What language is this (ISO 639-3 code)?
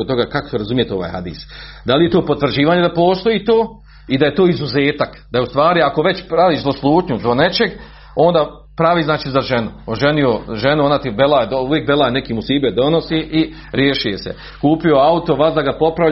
hrv